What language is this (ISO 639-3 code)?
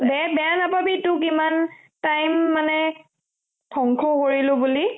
asm